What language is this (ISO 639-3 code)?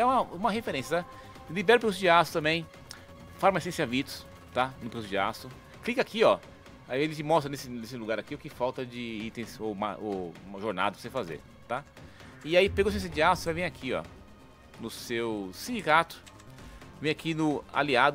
por